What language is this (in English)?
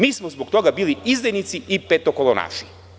Serbian